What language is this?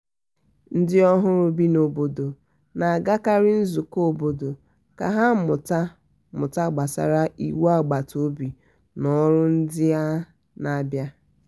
Igbo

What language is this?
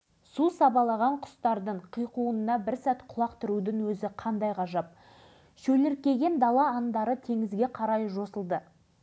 Kazakh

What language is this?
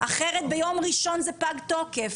Hebrew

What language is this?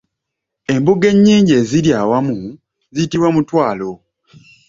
Ganda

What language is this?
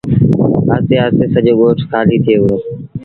Sindhi Bhil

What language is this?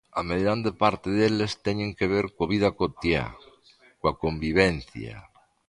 Galician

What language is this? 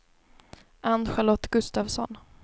Swedish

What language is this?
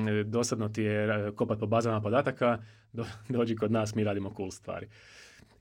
Croatian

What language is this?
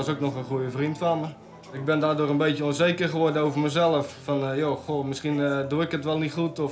Dutch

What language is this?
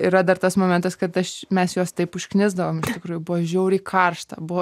Lithuanian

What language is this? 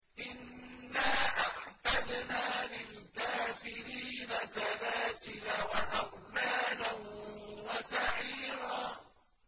Arabic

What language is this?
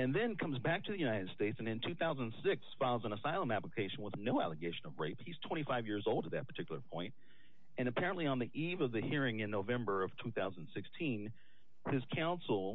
English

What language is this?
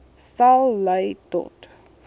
Afrikaans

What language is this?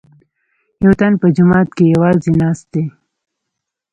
Pashto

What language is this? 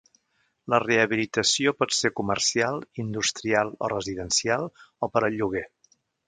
Catalan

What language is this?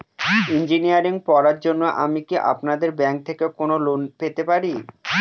Bangla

